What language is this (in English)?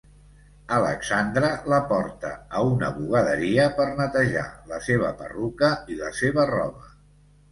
Catalan